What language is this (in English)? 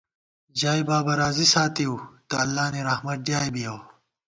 Gawar-Bati